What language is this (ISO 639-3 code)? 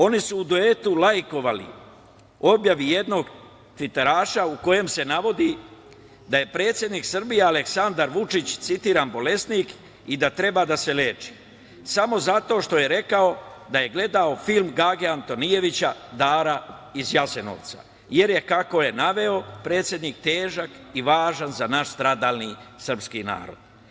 srp